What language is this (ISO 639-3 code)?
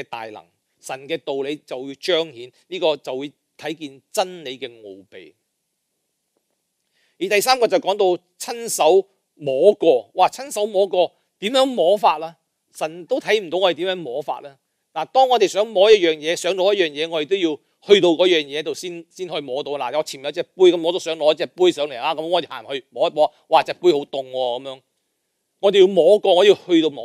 zho